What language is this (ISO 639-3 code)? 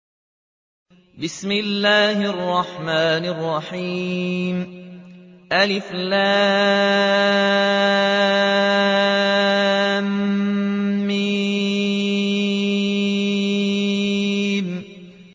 ara